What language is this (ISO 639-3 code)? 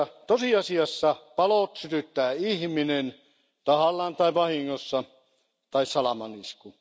fin